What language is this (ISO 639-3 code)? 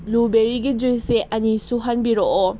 mni